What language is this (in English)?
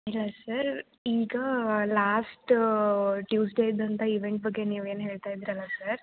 Kannada